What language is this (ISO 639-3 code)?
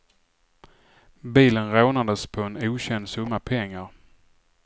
swe